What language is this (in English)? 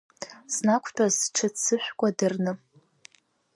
Abkhazian